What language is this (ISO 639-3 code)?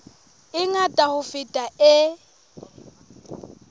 sot